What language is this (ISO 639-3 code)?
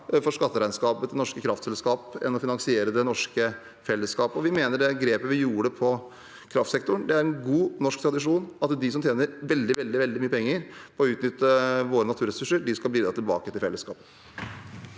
nor